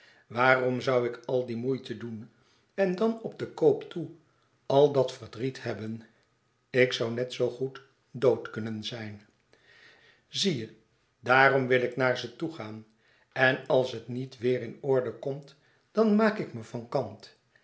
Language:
Dutch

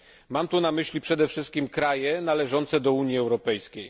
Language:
Polish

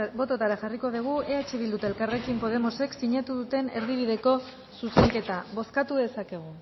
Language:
Basque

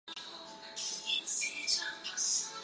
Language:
Chinese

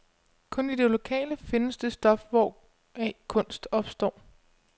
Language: Danish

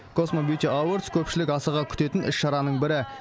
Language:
Kazakh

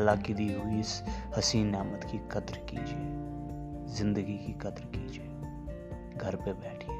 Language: Urdu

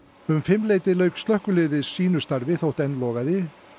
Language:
Icelandic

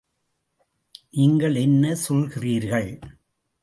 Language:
Tamil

